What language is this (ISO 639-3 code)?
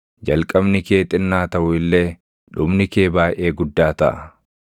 orm